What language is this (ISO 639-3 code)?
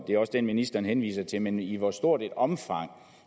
dan